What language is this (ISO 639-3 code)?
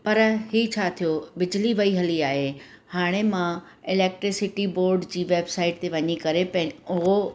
snd